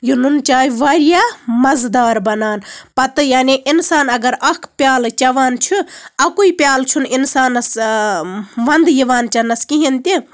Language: Kashmiri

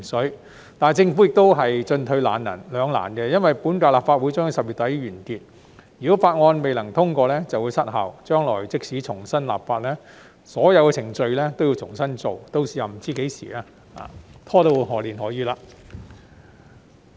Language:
Cantonese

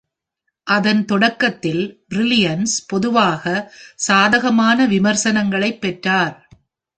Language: Tamil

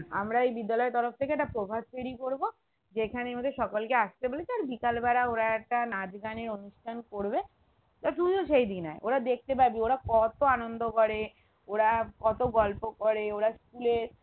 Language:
Bangla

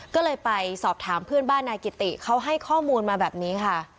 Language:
Thai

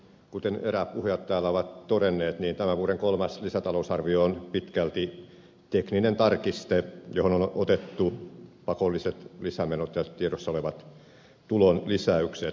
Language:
Finnish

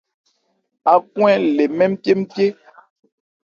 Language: Ebrié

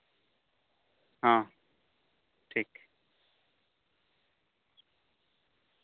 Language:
Santali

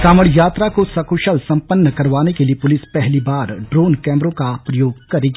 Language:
Hindi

